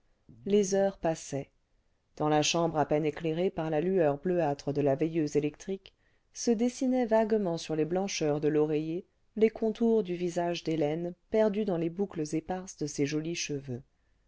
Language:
French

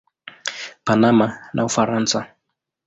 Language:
Swahili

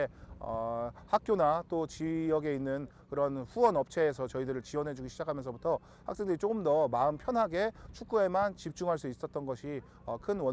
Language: Korean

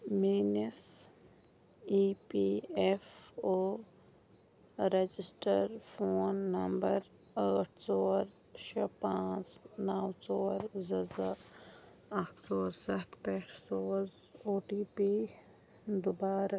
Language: Kashmiri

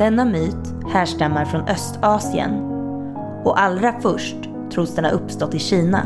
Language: Swedish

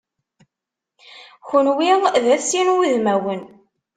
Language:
Kabyle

